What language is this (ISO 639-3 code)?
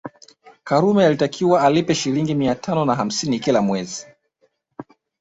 swa